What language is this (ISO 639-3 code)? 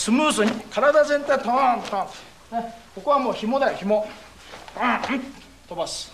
jpn